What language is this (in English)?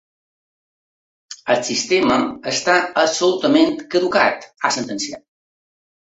Catalan